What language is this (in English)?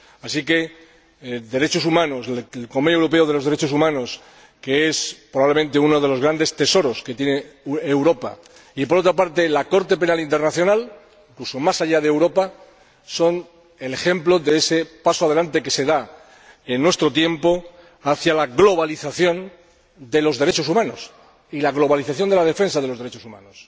Spanish